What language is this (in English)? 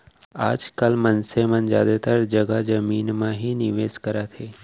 Chhattisgarhi